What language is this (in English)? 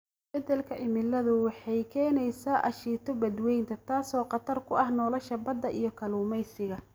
Somali